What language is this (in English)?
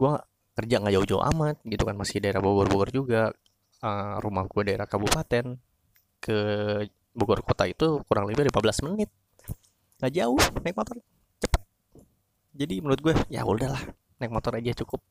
Indonesian